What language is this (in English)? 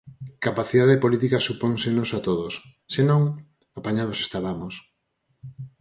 Galician